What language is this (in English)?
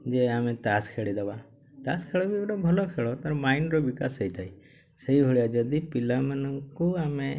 Odia